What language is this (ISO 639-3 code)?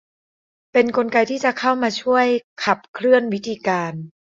tha